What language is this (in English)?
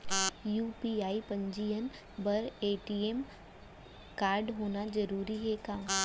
Chhattisgarhi